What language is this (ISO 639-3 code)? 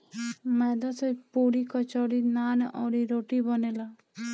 bho